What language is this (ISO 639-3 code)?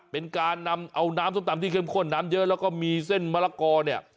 tha